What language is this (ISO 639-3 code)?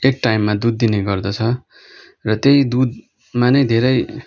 nep